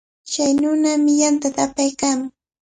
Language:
Cajatambo North Lima Quechua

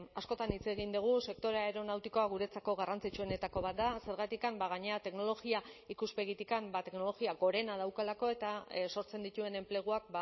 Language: Basque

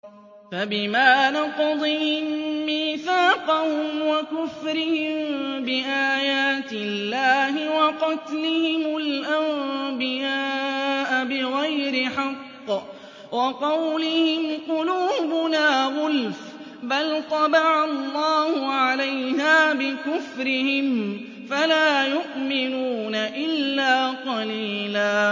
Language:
Arabic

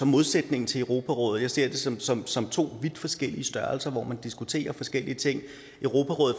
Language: Danish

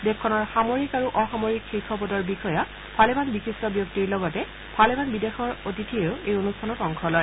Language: Assamese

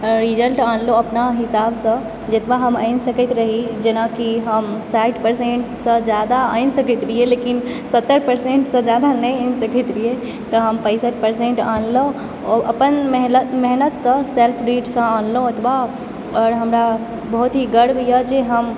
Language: Maithili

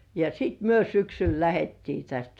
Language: Finnish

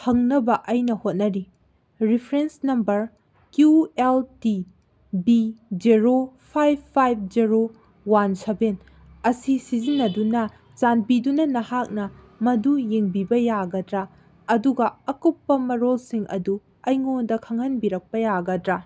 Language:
Manipuri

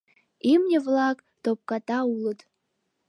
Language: Mari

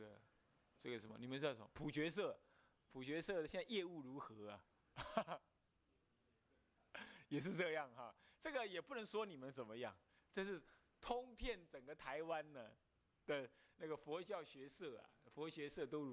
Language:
Chinese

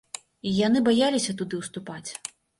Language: Belarusian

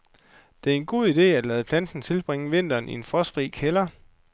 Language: Danish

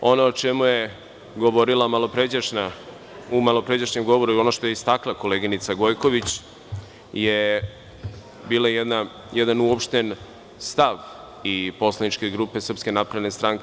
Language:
Serbian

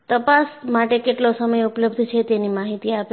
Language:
Gujarati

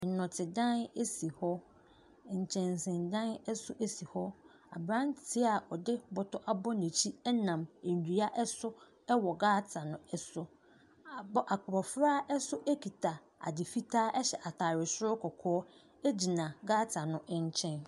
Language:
Akan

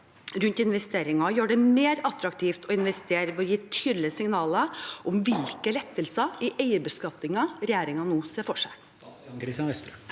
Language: Norwegian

